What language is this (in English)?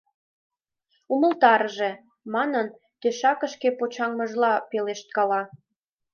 Mari